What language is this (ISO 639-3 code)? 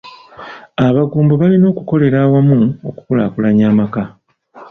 lug